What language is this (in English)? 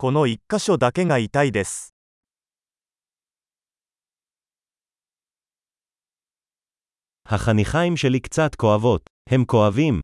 Hebrew